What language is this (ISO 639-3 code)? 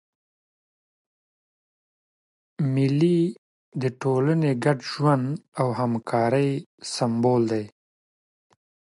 pus